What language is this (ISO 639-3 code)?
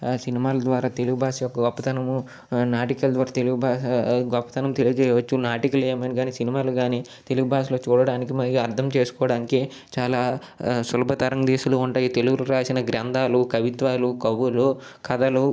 tel